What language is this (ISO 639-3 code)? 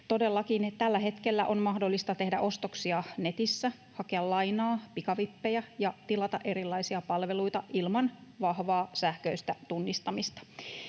fin